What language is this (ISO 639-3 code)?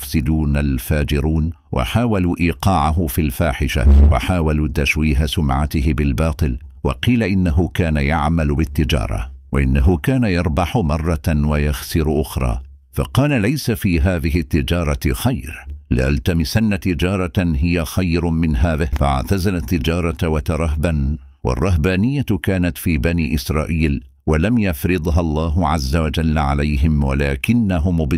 ara